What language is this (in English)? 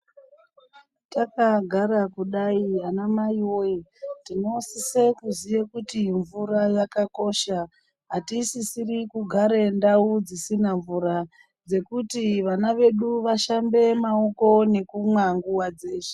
Ndau